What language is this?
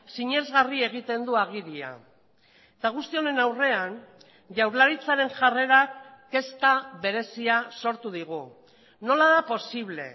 Basque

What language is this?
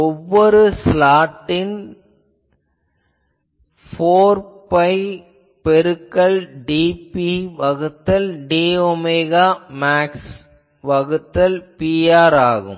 Tamil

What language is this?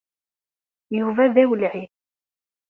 Kabyle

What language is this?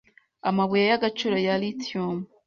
Kinyarwanda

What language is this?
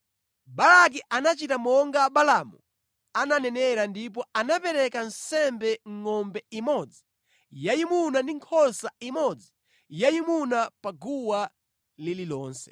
Nyanja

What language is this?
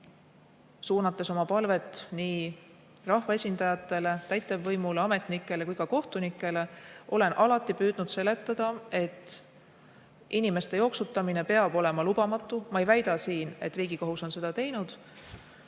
Estonian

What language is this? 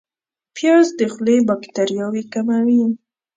Pashto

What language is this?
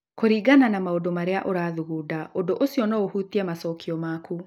Kikuyu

